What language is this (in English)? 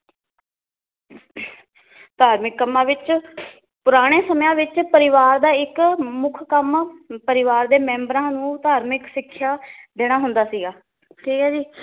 Punjabi